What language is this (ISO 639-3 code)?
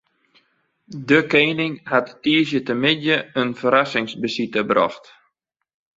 fry